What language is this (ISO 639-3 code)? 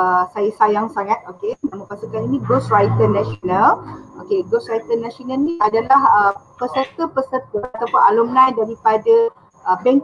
msa